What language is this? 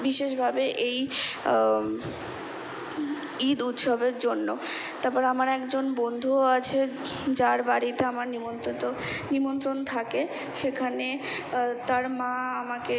Bangla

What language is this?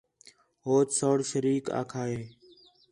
Khetrani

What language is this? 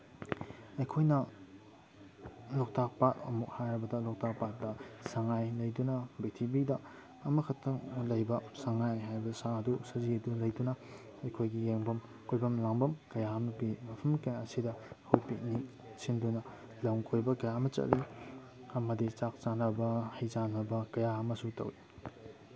Manipuri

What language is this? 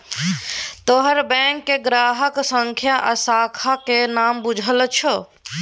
Maithili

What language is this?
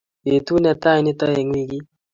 Kalenjin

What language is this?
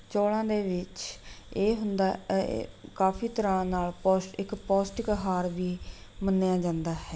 Punjabi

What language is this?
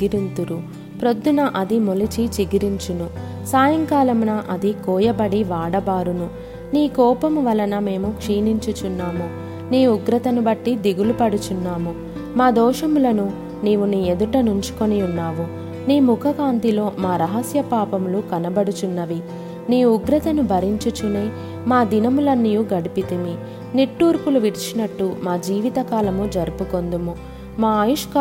Telugu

